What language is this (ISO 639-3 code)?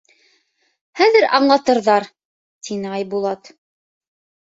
bak